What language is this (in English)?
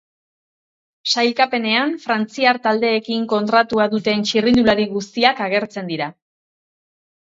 Basque